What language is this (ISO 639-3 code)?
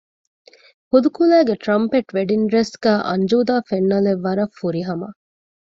div